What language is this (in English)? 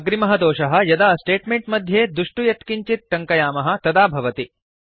Sanskrit